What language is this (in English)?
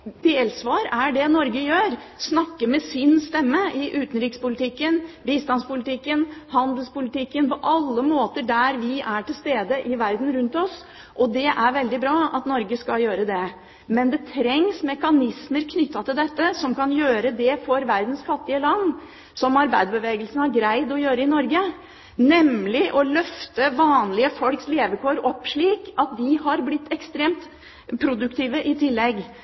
Norwegian Bokmål